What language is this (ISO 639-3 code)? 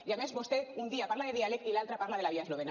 cat